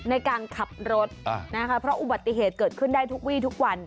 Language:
Thai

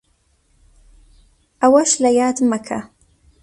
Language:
Central Kurdish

